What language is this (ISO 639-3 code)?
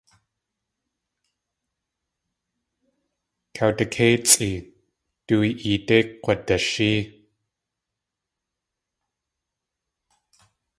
tli